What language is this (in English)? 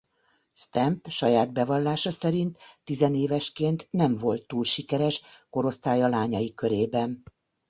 Hungarian